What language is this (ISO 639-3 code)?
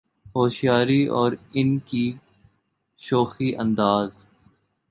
urd